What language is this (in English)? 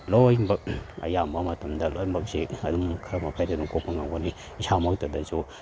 Manipuri